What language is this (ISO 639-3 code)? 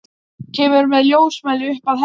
isl